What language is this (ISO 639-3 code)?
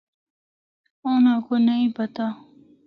hno